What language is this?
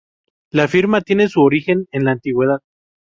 Spanish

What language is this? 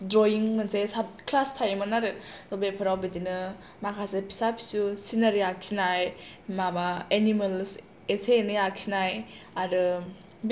Bodo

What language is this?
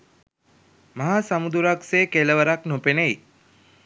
Sinhala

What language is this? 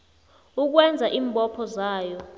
South Ndebele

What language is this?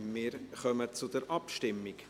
Swiss German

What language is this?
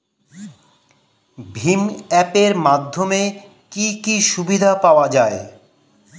Bangla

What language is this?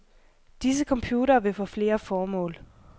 Danish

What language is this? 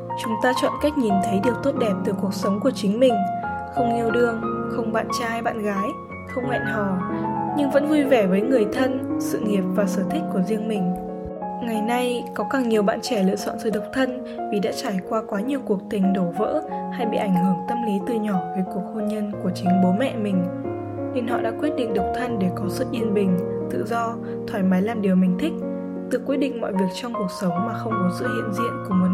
Vietnamese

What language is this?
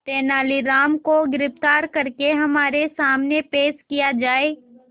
Hindi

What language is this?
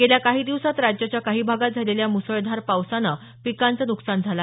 Marathi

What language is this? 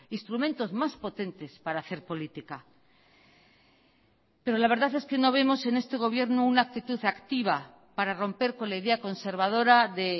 Spanish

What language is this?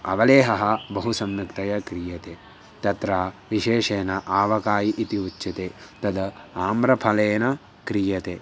Sanskrit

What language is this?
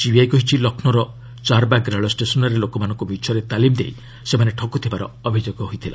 Odia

